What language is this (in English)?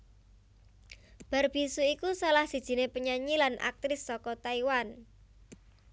Javanese